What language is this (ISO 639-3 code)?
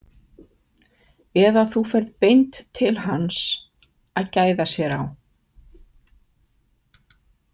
isl